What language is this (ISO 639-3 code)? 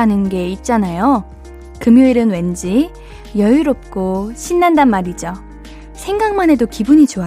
kor